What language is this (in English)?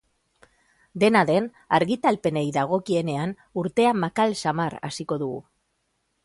Basque